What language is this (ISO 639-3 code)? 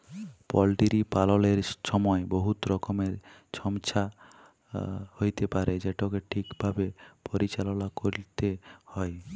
ben